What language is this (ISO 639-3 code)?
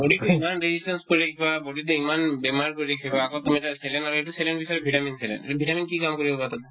asm